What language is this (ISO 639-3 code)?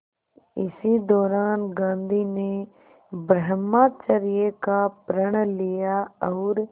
hin